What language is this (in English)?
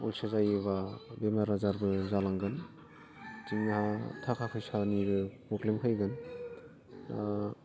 Bodo